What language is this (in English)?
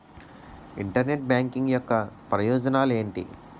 Telugu